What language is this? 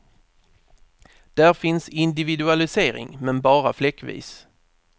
Swedish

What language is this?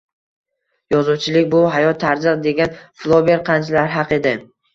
Uzbek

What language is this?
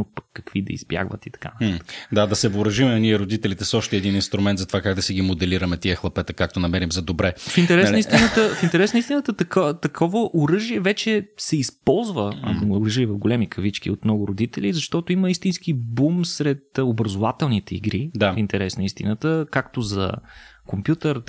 Bulgarian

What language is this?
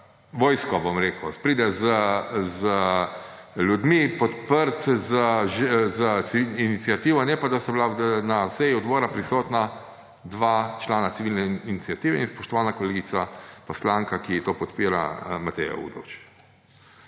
Slovenian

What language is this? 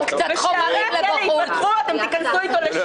Hebrew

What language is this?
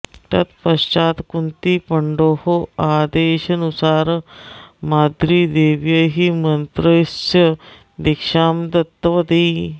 Sanskrit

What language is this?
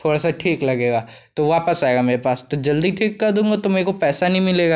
Hindi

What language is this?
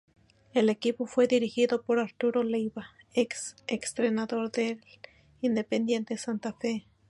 Spanish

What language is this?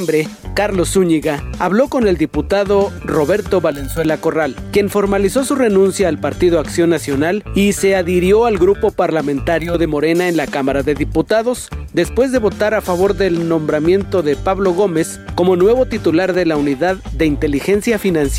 Spanish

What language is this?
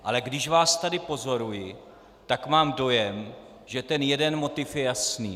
Czech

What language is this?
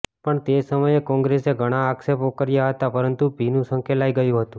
Gujarati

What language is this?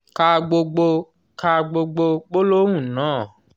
Yoruba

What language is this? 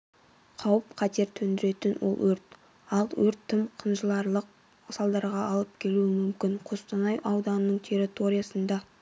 Kazakh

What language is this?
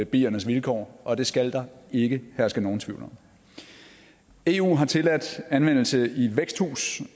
Danish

